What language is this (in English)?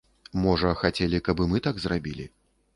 Belarusian